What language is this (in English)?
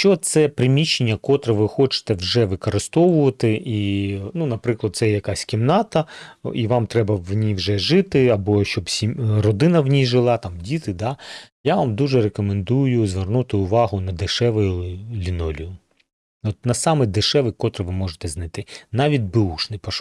Ukrainian